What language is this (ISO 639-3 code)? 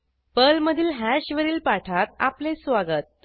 mar